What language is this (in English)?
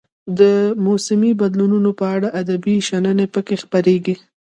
Pashto